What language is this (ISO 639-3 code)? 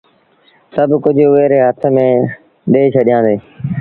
sbn